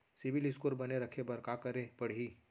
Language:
Chhattisgarhi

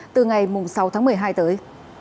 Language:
Vietnamese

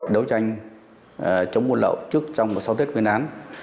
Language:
Vietnamese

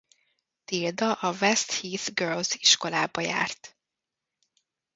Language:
Hungarian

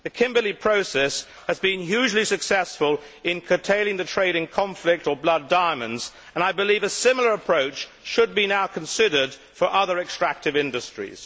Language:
English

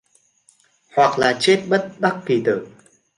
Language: Vietnamese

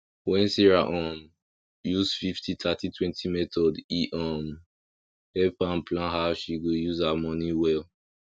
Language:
Nigerian Pidgin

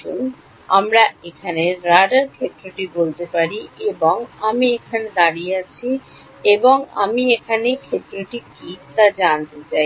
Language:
Bangla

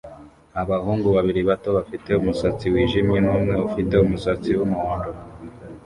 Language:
Kinyarwanda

